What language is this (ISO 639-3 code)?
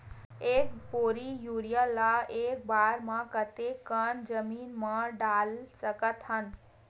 hne